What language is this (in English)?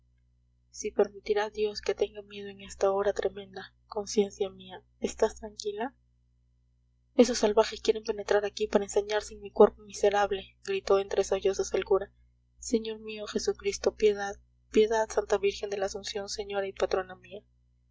Spanish